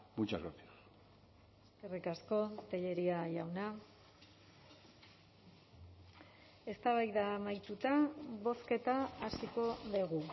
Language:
Basque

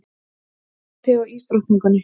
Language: Icelandic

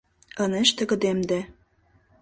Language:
Mari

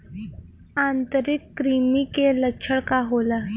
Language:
Bhojpuri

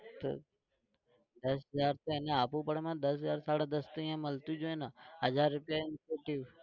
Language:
Gujarati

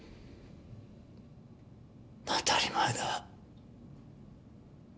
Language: Japanese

